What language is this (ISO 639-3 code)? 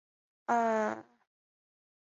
zho